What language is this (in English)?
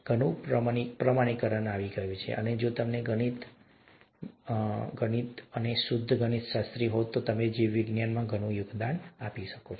Gujarati